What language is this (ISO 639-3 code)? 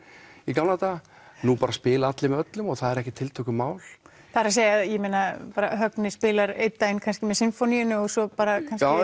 isl